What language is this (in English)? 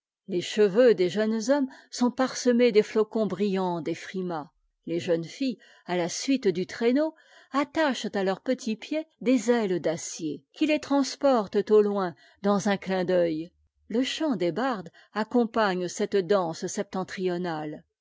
French